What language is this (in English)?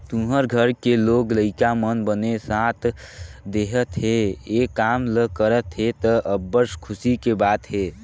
Chhattisgarhi